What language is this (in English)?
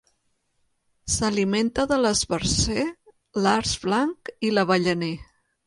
Catalan